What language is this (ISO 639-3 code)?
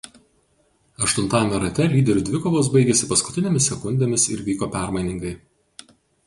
lit